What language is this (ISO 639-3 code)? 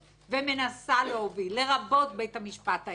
heb